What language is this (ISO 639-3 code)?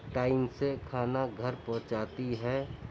urd